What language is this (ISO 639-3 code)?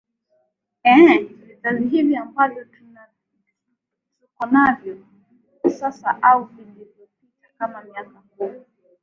swa